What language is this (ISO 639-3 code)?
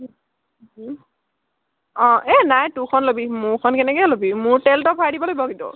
asm